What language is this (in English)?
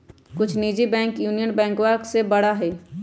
Magahi